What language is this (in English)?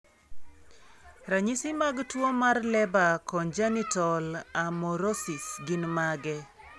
Luo (Kenya and Tanzania)